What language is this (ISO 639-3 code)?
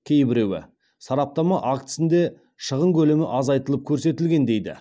kaz